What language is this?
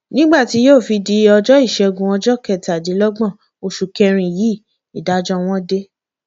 Yoruba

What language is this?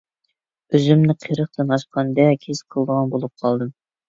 Uyghur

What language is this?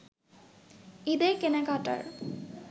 Bangla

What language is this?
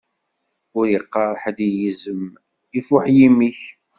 Kabyle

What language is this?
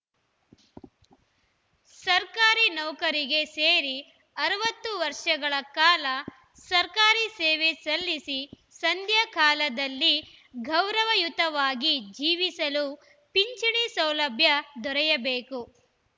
Kannada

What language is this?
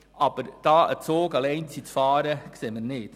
Swiss German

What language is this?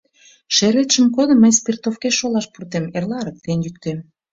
Mari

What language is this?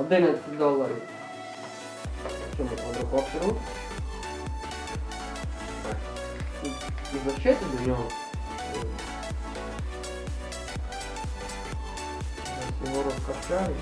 Ukrainian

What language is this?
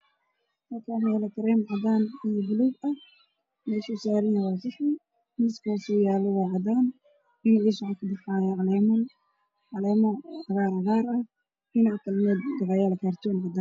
Somali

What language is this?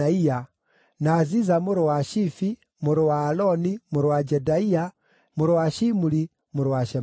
Kikuyu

